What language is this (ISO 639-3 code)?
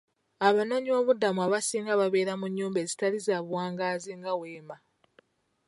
lug